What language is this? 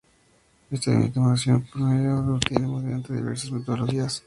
Spanish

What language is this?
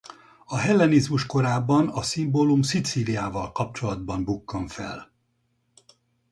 Hungarian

